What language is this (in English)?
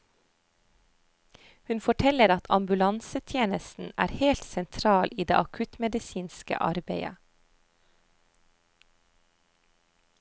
Norwegian